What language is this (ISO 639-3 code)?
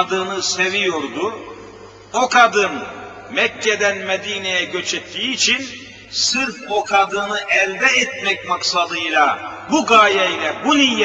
tur